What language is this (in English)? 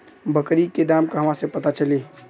Bhojpuri